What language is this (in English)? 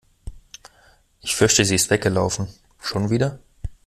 German